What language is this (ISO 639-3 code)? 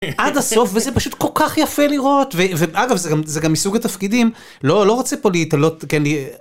heb